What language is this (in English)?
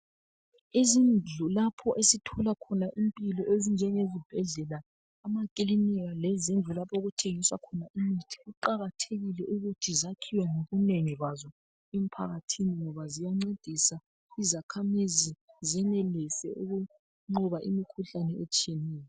North Ndebele